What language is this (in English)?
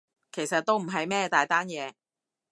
Cantonese